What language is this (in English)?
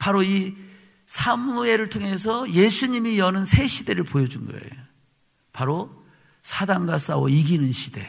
Korean